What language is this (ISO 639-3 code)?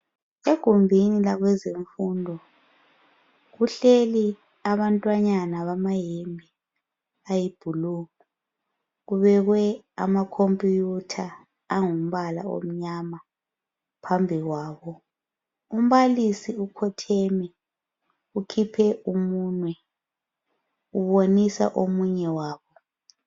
nde